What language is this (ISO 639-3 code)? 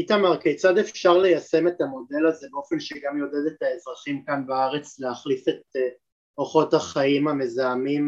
heb